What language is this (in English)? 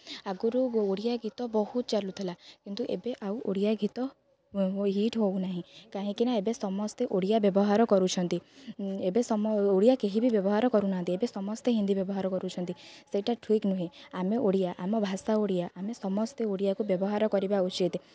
Odia